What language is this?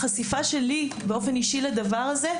Hebrew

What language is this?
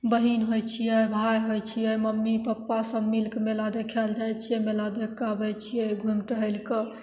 Maithili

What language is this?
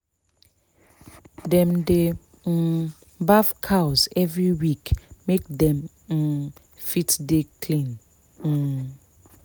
Nigerian Pidgin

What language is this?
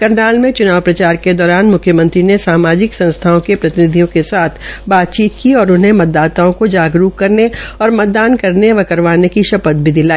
Hindi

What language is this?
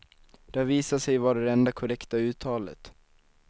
Swedish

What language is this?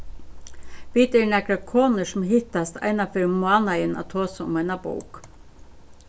Faroese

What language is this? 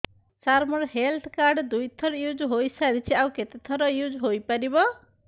Odia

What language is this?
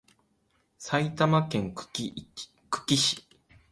Japanese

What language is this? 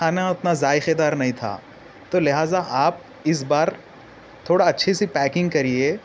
Urdu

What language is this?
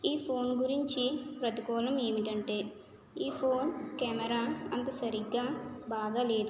Telugu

